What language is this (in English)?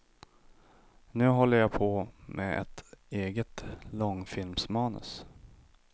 Swedish